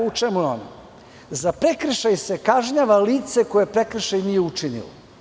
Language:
Serbian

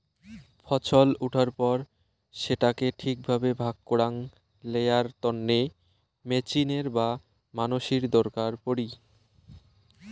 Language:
Bangla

